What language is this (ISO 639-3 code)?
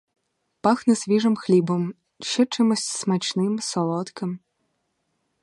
ukr